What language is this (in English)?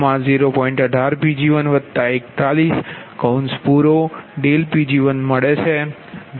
Gujarati